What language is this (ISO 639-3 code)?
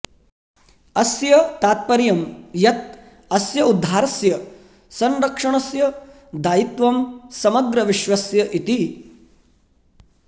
san